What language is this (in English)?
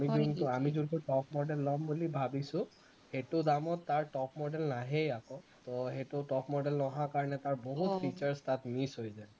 Assamese